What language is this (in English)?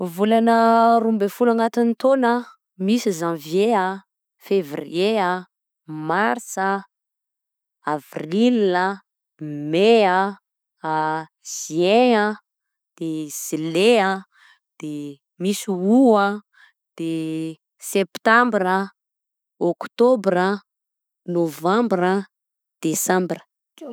Southern Betsimisaraka Malagasy